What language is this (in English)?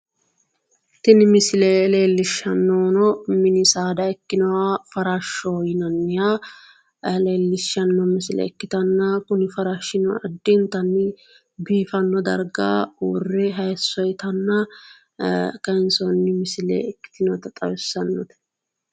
Sidamo